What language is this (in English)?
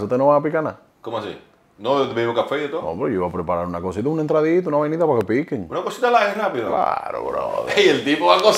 Spanish